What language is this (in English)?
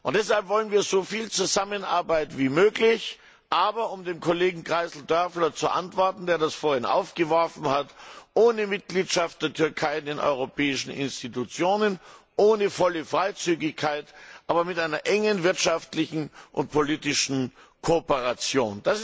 German